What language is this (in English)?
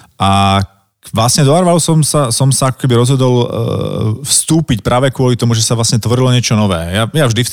Slovak